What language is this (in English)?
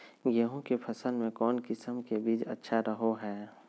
Magahi